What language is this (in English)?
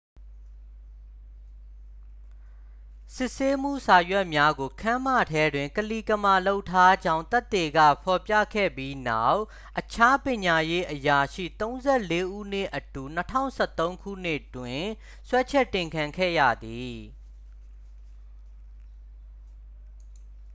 Burmese